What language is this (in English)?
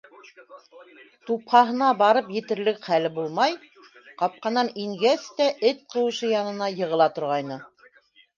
Bashkir